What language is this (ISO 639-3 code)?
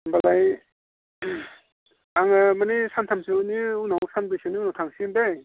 brx